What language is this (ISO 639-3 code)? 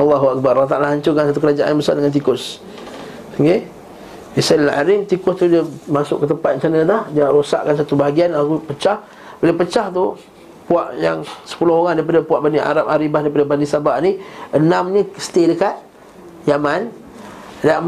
msa